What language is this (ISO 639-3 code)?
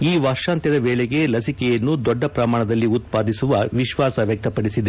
kan